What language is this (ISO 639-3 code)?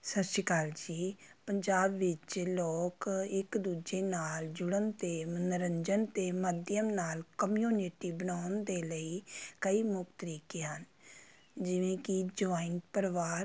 pan